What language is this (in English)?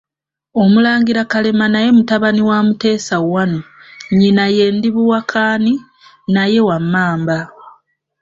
Ganda